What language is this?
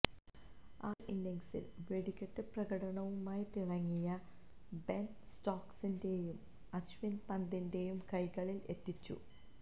Malayalam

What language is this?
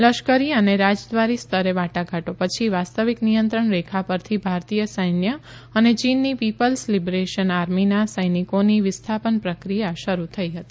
Gujarati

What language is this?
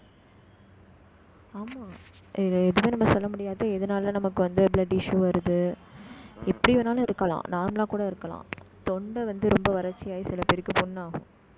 Tamil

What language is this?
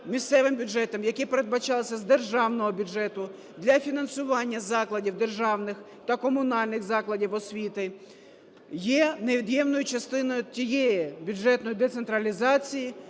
Ukrainian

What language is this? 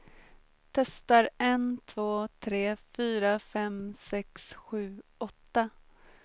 Swedish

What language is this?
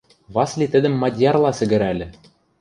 Western Mari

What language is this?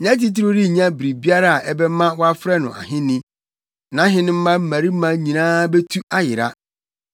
Akan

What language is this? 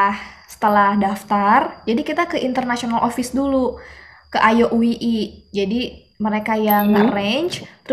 Indonesian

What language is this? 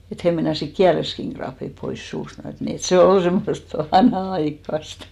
Finnish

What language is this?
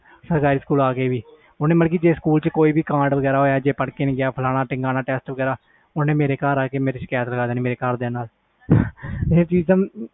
Punjabi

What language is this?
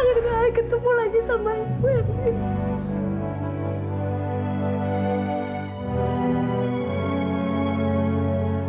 Indonesian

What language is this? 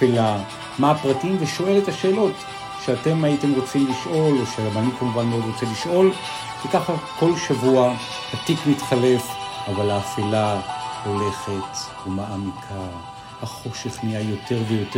Hebrew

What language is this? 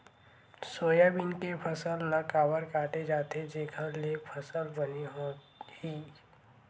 Chhattisgarhi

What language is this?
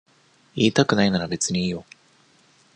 Japanese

